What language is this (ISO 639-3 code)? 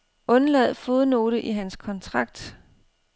dan